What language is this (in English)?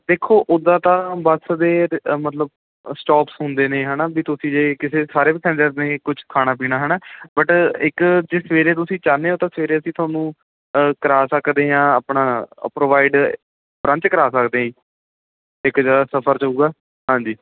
Punjabi